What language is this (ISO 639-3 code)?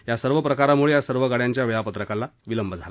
mar